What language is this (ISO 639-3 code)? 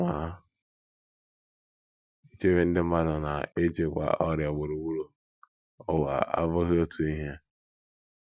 ibo